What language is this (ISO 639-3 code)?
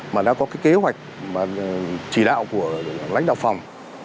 vie